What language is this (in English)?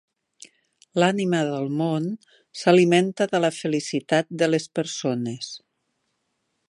Catalan